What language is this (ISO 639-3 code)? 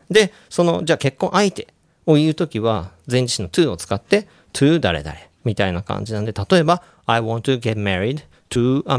jpn